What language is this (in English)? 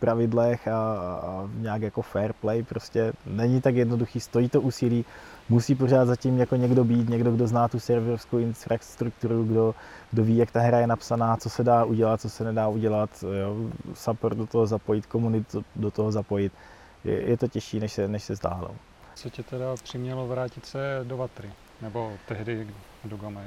Czech